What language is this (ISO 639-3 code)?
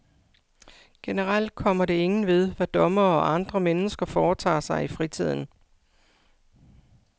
dan